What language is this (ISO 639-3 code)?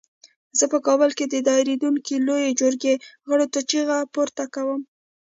pus